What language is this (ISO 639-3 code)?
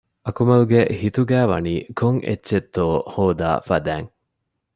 div